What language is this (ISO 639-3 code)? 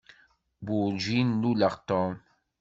kab